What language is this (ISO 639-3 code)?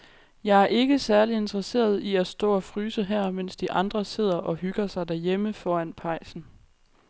dan